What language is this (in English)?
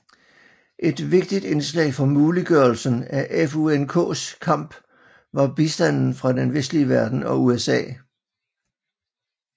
Danish